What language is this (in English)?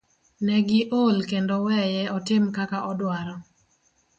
Luo (Kenya and Tanzania)